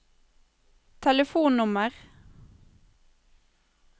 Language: Norwegian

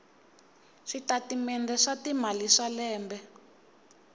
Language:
Tsonga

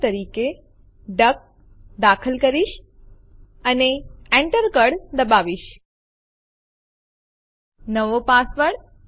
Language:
Gujarati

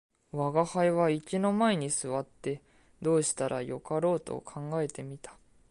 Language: Japanese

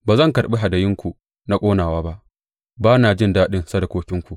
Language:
Hausa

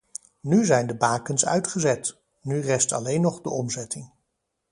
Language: Dutch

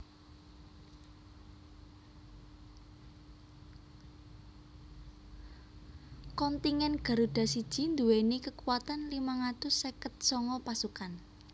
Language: Javanese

